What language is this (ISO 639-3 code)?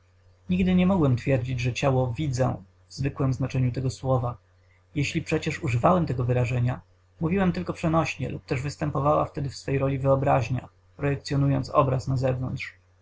pol